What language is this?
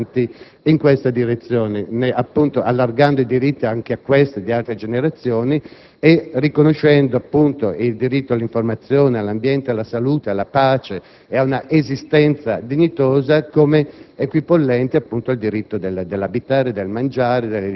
Italian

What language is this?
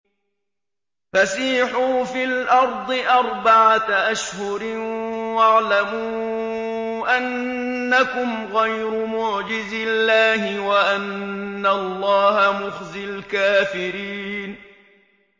Arabic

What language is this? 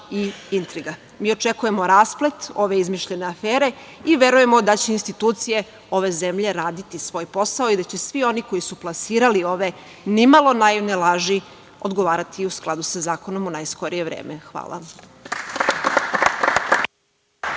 Serbian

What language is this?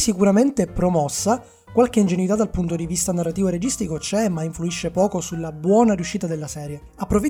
Italian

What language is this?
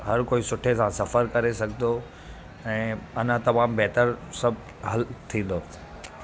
Sindhi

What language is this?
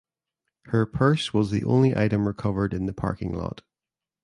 English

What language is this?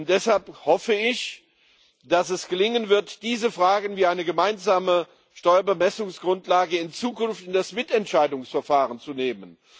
German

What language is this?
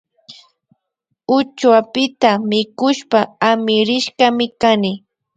Imbabura Highland Quichua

